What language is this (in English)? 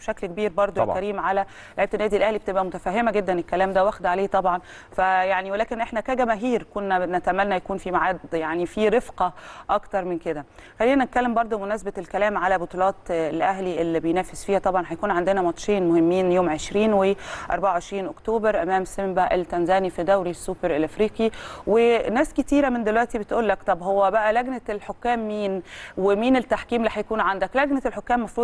Arabic